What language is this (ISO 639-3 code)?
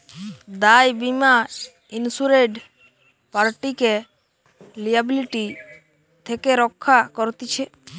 ben